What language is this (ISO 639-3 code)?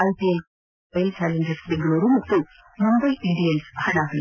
kan